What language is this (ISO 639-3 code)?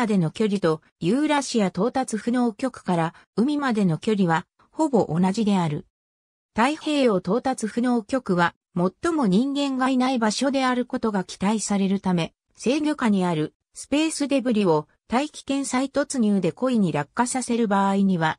jpn